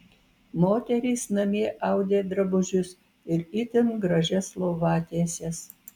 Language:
Lithuanian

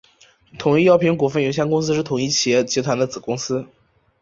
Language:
Chinese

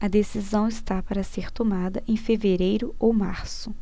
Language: Portuguese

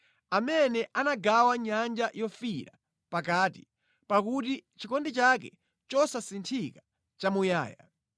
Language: Nyanja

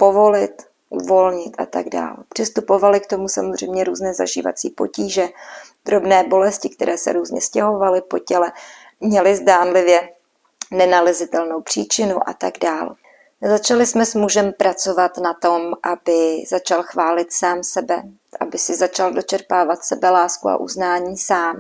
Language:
Czech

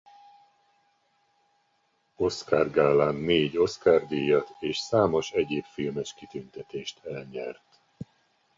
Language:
Hungarian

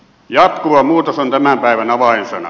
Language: Finnish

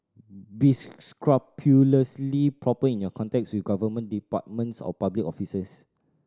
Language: English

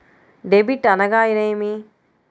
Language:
Telugu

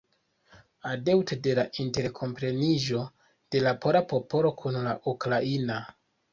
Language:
Esperanto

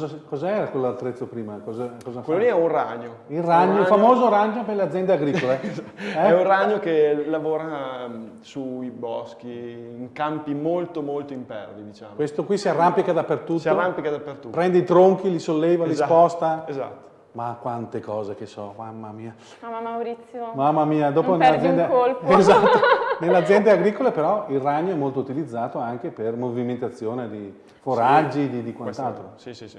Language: Italian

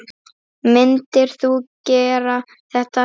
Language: Icelandic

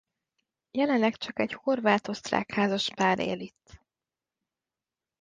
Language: Hungarian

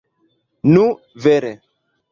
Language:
Esperanto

